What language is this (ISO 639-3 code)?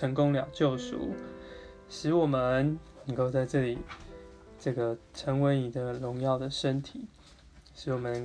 zho